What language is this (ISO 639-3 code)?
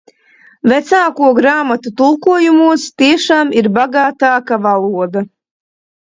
lav